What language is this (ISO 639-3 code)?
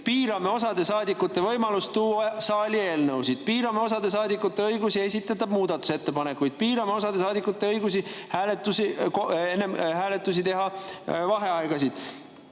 est